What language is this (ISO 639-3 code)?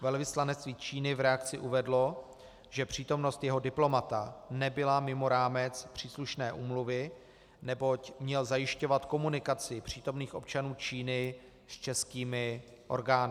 ces